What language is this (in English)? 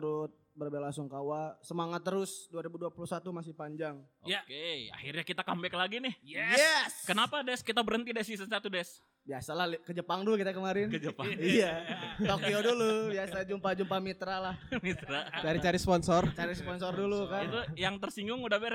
Indonesian